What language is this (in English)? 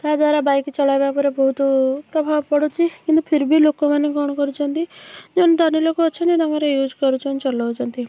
Odia